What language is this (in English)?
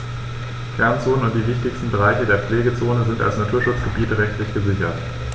German